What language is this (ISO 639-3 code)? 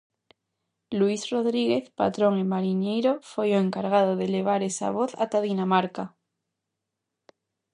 glg